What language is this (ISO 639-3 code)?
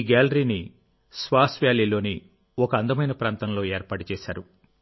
tel